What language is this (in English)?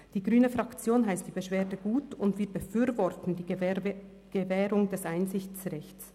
Swiss German